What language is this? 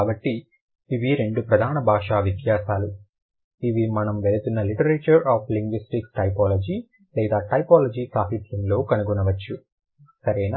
Telugu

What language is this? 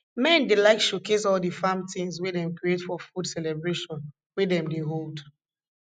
Nigerian Pidgin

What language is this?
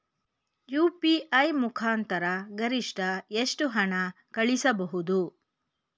Kannada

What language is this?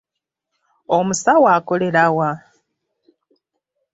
Ganda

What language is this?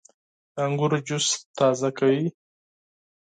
Pashto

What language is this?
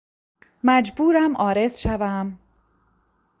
Persian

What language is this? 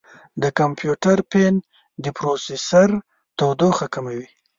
Pashto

